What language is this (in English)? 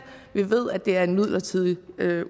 Danish